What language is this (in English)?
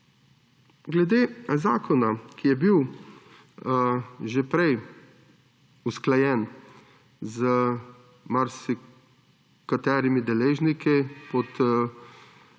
Slovenian